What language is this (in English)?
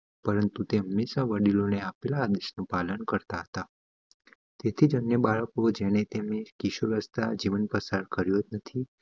Gujarati